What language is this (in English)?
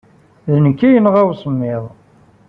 Kabyle